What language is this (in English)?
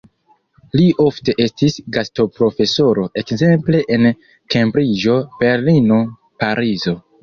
Esperanto